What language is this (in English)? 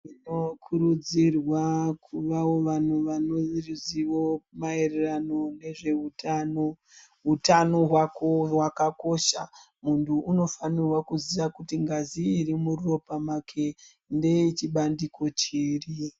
Ndau